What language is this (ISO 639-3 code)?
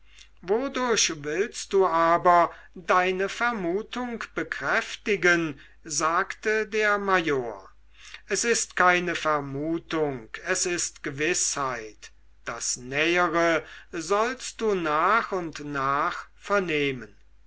deu